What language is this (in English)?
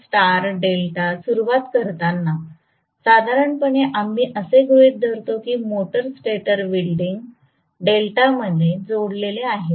Marathi